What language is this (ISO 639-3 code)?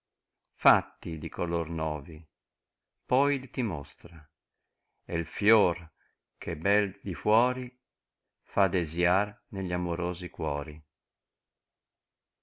ita